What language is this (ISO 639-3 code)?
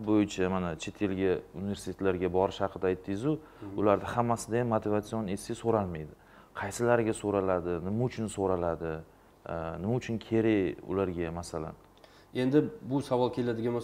rus